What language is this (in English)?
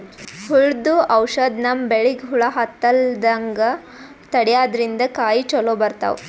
Kannada